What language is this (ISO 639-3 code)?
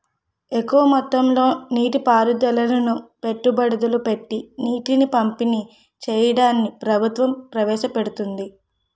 tel